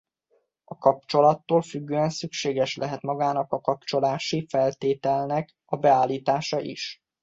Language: Hungarian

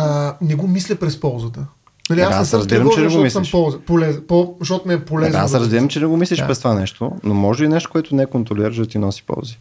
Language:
Bulgarian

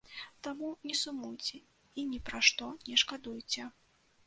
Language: Belarusian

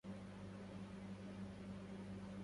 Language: Arabic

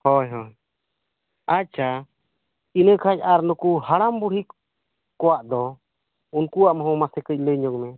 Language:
Santali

